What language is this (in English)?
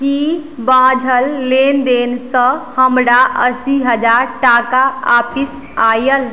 Maithili